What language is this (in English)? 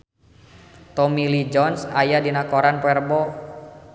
Sundanese